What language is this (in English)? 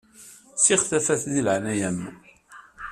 Kabyle